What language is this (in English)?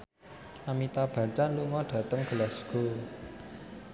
Javanese